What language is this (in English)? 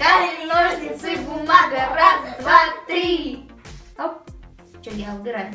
Russian